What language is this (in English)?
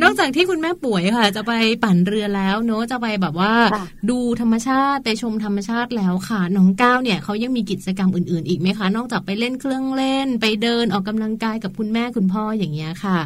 Thai